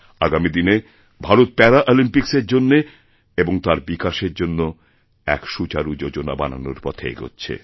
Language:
Bangla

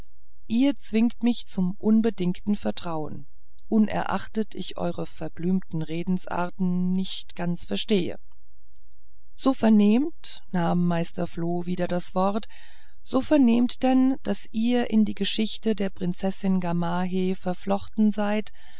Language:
German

